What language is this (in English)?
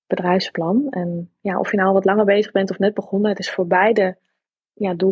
Dutch